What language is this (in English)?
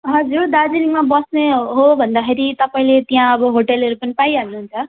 Nepali